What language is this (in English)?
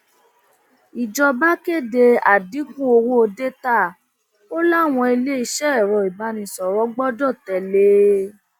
Yoruba